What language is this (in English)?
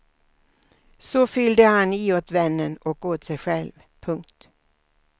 Swedish